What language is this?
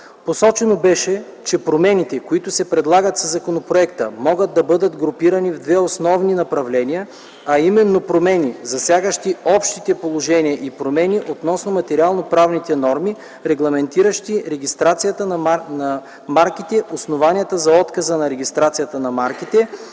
Bulgarian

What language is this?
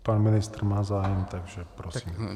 Czech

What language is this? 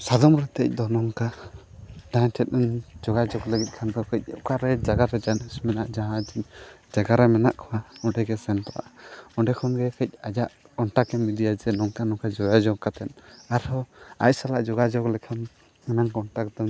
Santali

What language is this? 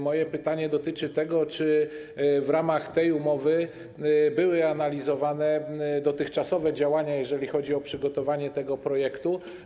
Polish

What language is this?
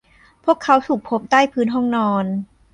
Thai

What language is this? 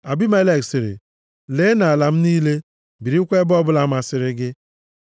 Igbo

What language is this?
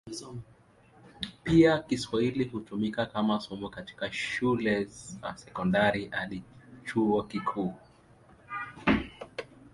Swahili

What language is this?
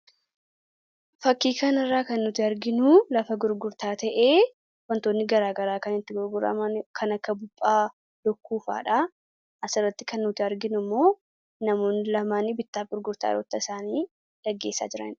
Oromo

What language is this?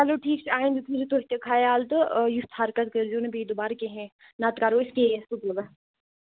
Kashmiri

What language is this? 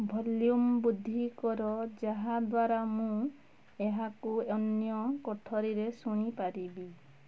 Odia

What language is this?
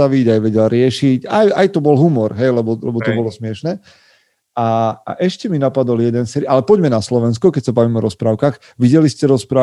Slovak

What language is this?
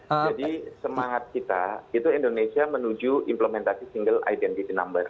Indonesian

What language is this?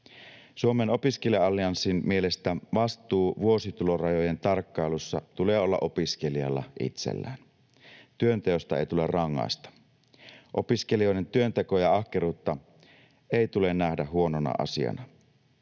Finnish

